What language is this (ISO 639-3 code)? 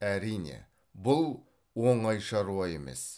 kaz